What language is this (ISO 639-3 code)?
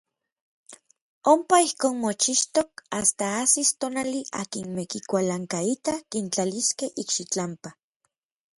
nlv